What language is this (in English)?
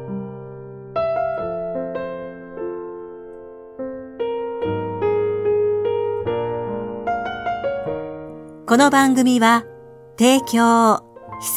Japanese